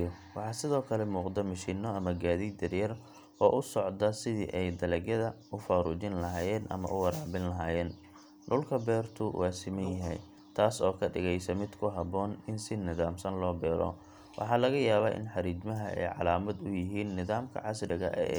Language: Somali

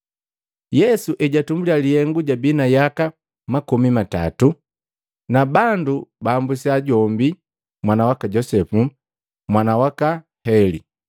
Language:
Matengo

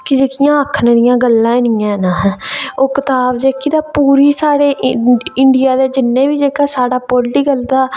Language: Dogri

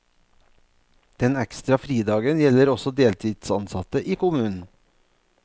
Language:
Norwegian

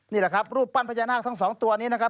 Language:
Thai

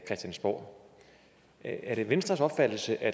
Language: Danish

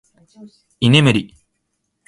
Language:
Japanese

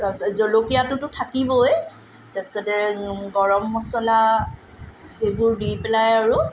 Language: Assamese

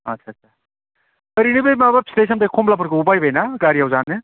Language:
Bodo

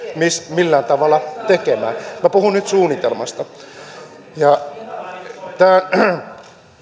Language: Finnish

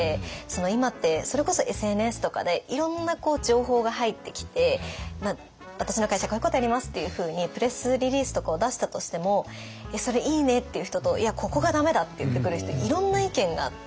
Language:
Japanese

